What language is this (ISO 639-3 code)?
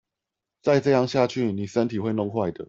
zho